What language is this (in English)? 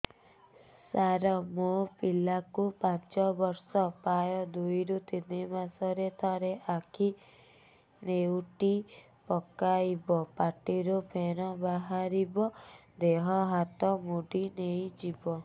Odia